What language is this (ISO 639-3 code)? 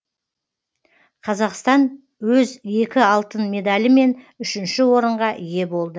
kaz